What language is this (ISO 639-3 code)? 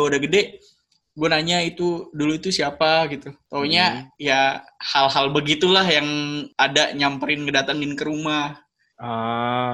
ind